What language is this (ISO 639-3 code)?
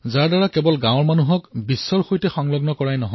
asm